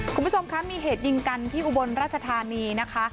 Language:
Thai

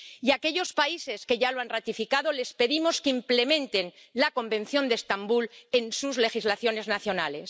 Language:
Spanish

